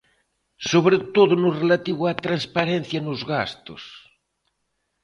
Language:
Galician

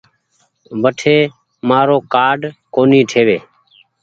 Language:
Goaria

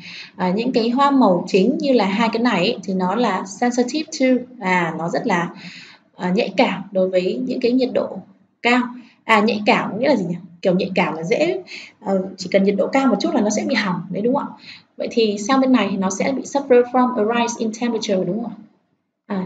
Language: Vietnamese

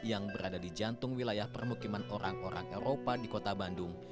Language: Indonesian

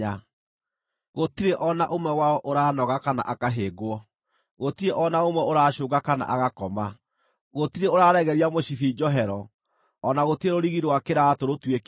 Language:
Kikuyu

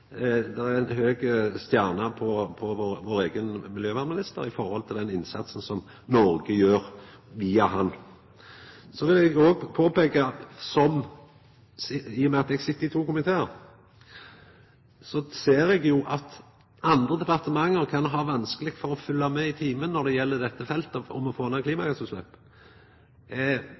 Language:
Norwegian Nynorsk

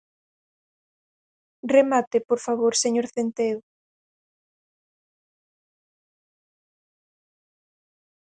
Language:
Galician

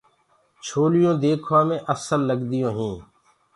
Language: Gurgula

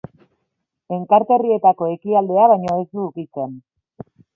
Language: Basque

